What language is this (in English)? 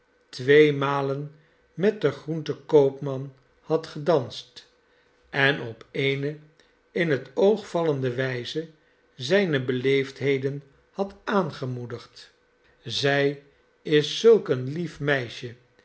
Dutch